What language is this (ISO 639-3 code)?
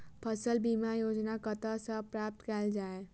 mai